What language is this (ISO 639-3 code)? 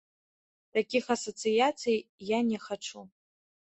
bel